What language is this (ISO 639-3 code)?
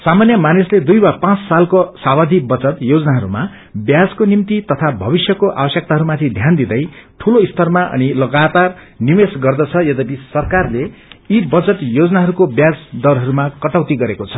nep